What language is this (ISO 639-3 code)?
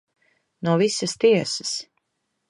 lav